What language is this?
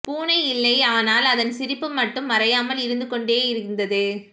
Tamil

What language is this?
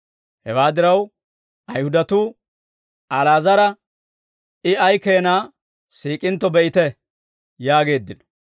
Dawro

